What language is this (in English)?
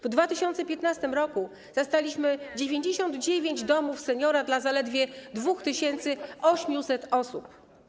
Polish